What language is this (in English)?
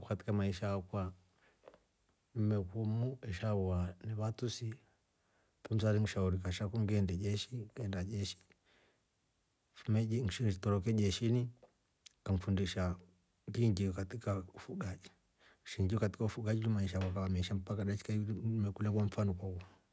Rombo